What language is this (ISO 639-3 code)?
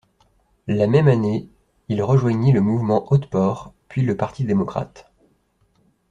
fra